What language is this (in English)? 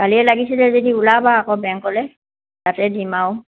Assamese